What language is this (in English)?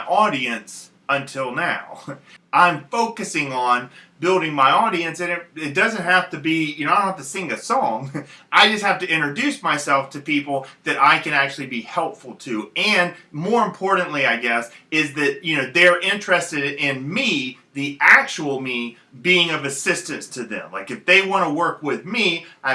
English